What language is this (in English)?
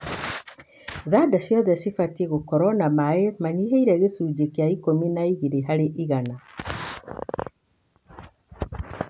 Kikuyu